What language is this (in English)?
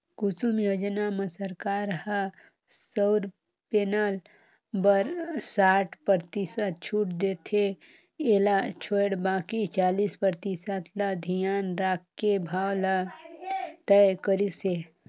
Chhattisgarhi